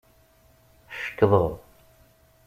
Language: Kabyle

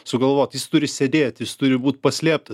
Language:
Lithuanian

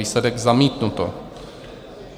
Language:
Czech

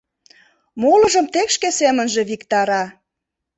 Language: Mari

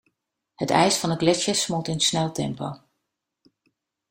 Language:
Dutch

